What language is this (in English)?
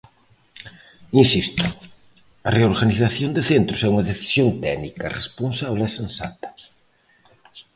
Galician